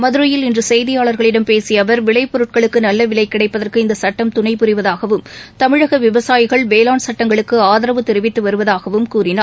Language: Tamil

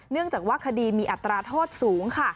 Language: Thai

